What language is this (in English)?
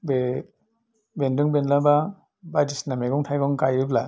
Bodo